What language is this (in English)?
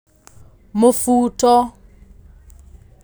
Kikuyu